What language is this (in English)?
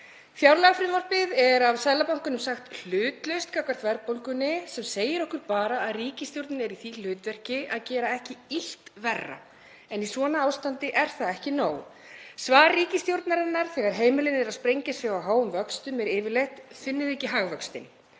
Icelandic